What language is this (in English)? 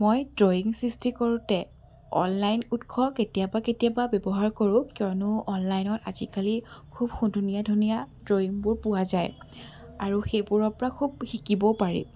Assamese